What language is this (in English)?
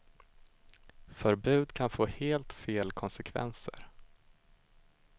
Swedish